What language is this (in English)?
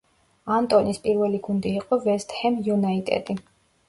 Georgian